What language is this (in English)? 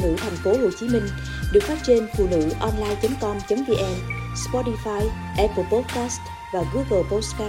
Vietnamese